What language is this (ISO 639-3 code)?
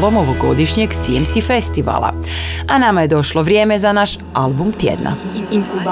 hrv